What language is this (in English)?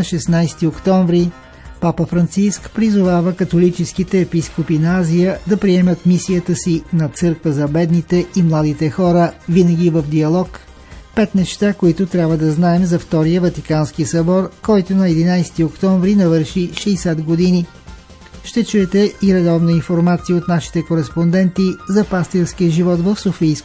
Bulgarian